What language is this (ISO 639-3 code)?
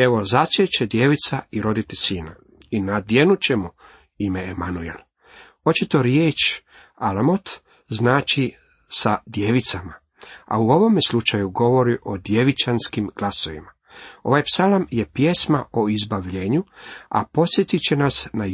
hrv